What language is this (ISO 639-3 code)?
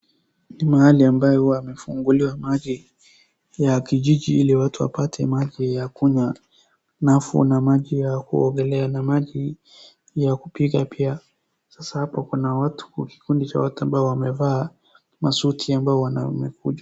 swa